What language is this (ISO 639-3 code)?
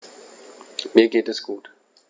deu